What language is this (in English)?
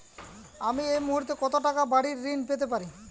Bangla